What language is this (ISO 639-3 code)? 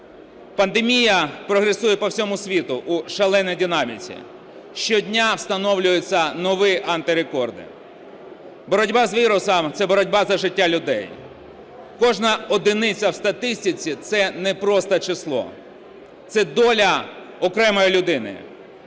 ukr